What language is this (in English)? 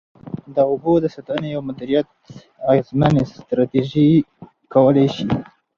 Pashto